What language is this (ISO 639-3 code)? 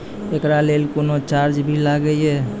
mai